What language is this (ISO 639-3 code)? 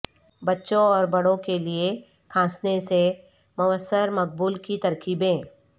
urd